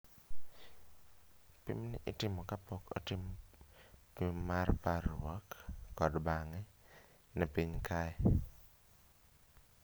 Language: Luo (Kenya and Tanzania)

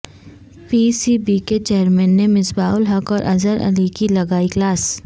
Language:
Urdu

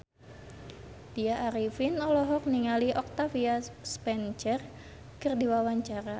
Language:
Sundanese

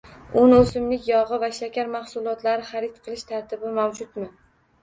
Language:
Uzbek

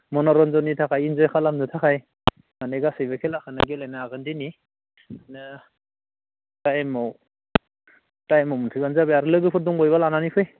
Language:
Bodo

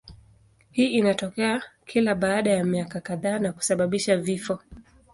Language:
Swahili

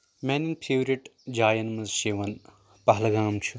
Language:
Kashmiri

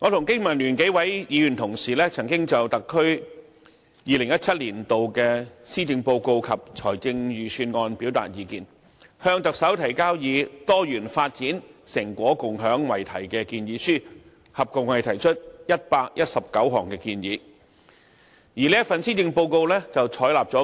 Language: Cantonese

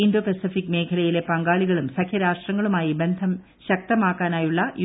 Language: Malayalam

